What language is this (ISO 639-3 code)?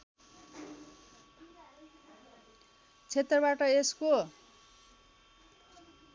nep